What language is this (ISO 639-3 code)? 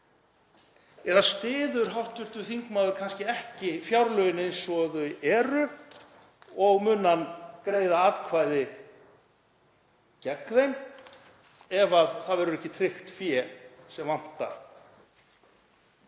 isl